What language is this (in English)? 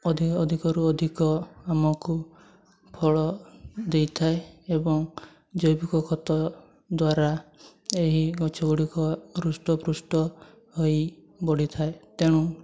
Odia